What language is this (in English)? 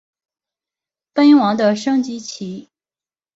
Chinese